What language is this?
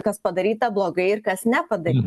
Lithuanian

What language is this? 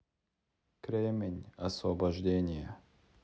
Russian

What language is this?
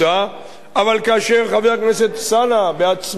Hebrew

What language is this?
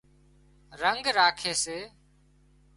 Wadiyara Koli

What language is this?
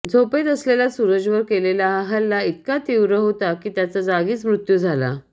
Marathi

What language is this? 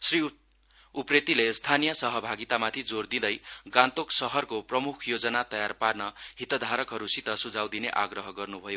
Nepali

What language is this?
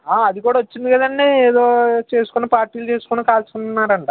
Telugu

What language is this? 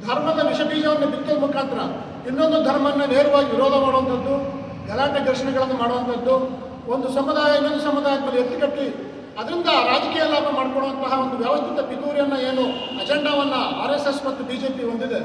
Kannada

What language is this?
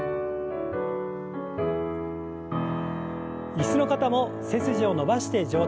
Japanese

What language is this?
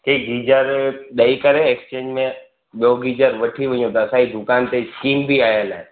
Sindhi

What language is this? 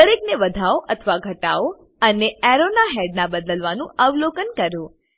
Gujarati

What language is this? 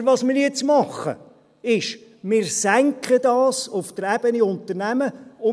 Swiss German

